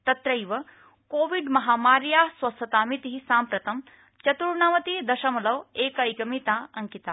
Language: Sanskrit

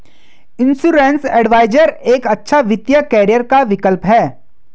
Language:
Hindi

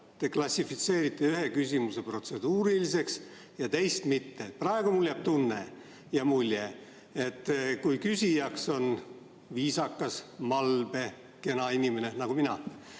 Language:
Estonian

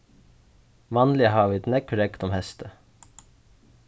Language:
Faroese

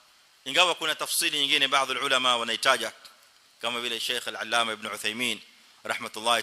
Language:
Arabic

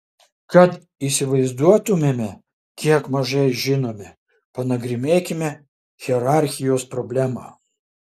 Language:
Lithuanian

